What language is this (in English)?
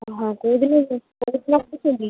Odia